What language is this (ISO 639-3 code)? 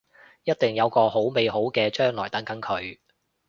yue